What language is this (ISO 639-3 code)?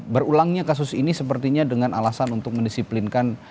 ind